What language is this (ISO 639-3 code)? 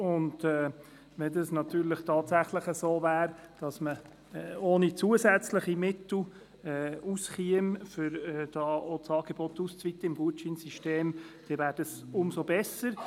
gsw